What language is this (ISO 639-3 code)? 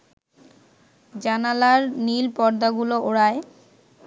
ben